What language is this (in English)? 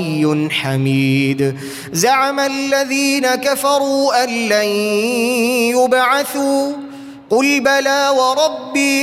Arabic